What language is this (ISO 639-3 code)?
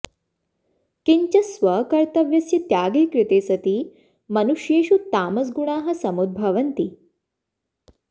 san